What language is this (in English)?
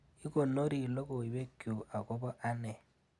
Kalenjin